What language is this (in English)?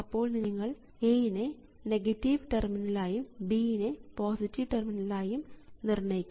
Malayalam